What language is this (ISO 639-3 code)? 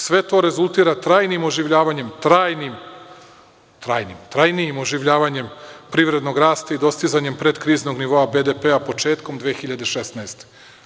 srp